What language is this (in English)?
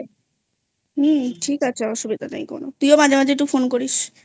Bangla